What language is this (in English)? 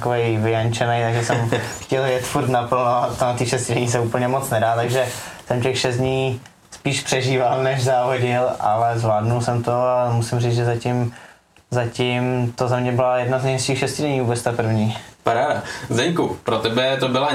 Czech